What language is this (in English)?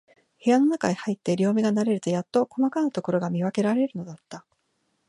Japanese